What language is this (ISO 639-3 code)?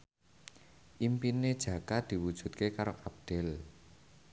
jav